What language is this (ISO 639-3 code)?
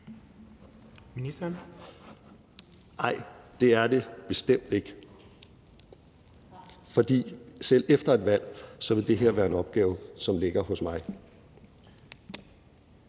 dan